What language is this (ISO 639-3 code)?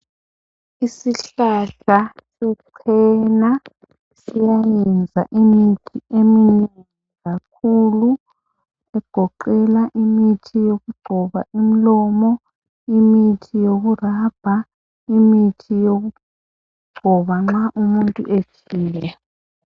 nde